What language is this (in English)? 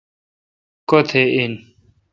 Kalkoti